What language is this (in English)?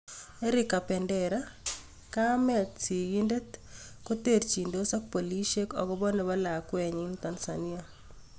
Kalenjin